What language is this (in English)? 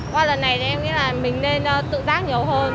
Vietnamese